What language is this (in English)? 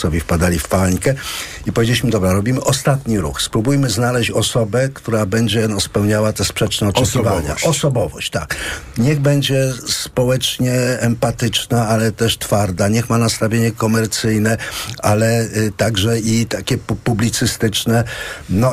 Polish